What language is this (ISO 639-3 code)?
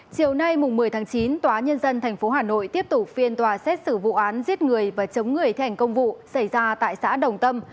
vie